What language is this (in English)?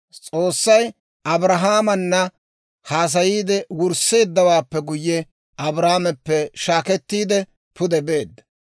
Dawro